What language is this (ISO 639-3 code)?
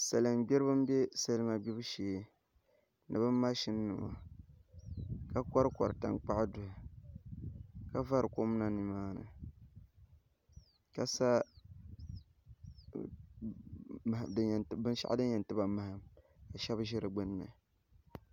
dag